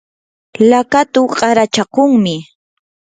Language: Yanahuanca Pasco Quechua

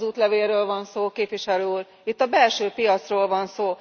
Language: Hungarian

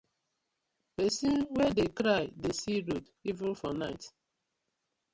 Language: Nigerian Pidgin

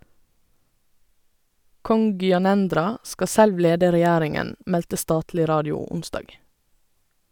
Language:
Norwegian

